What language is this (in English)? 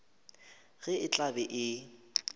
Northern Sotho